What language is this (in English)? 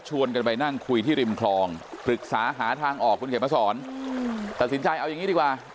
Thai